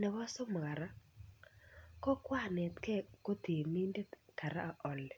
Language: Kalenjin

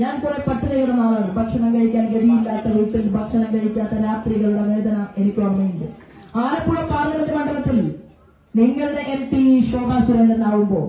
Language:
Malayalam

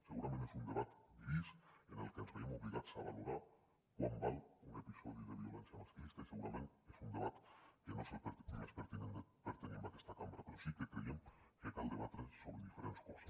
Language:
Catalan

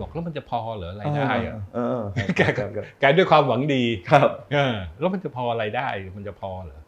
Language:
Thai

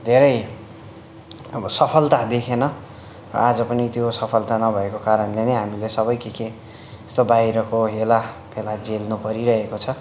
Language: Nepali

